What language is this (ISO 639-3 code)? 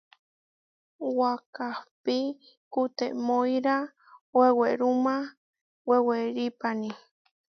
var